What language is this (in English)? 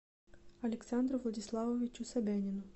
Russian